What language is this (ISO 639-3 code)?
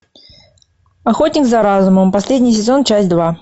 rus